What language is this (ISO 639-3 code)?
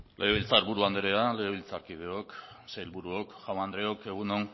eus